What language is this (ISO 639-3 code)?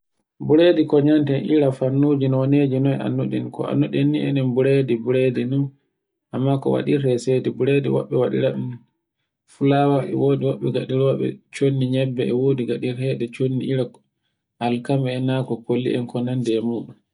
fue